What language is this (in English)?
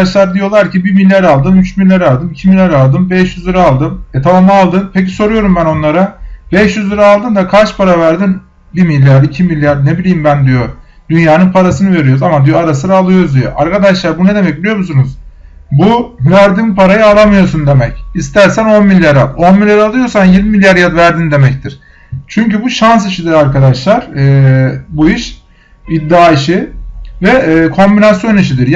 Turkish